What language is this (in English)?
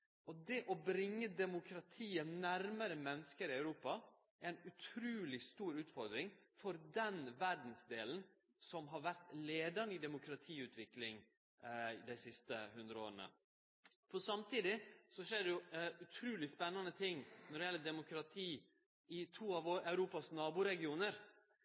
Norwegian Nynorsk